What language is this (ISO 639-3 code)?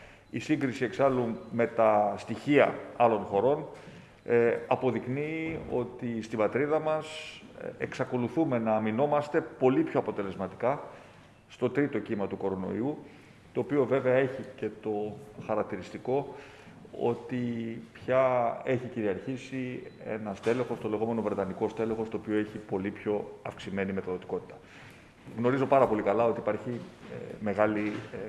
ell